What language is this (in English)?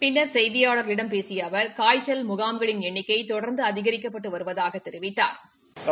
Tamil